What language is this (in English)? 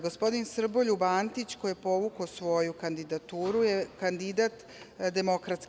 Serbian